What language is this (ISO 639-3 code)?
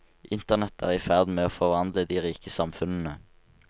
nor